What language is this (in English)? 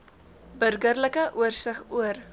Afrikaans